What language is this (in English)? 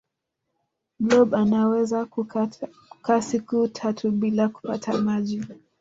Swahili